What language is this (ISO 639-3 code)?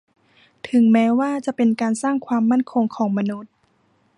tha